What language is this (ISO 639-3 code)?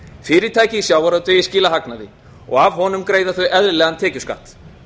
isl